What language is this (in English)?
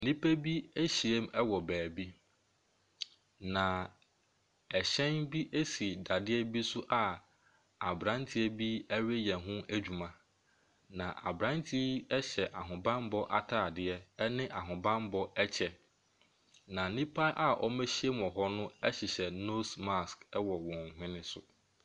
Akan